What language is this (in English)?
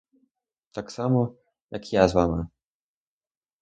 Ukrainian